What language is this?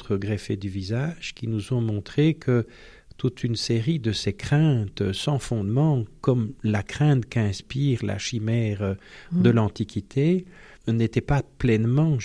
French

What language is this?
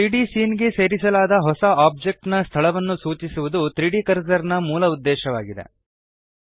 Kannada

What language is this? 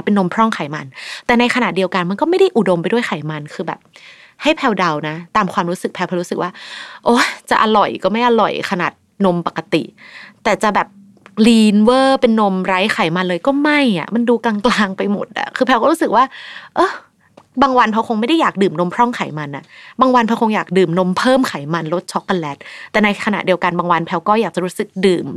Thai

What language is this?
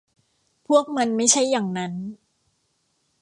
Thai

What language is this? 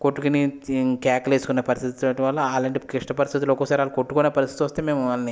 Telugu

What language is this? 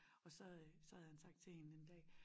Danish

